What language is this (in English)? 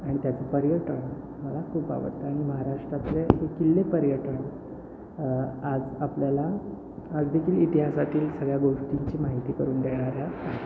Marathi